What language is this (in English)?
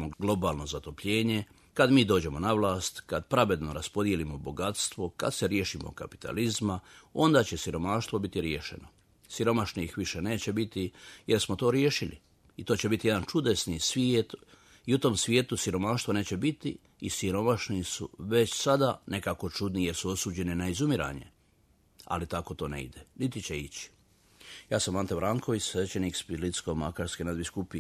Croatian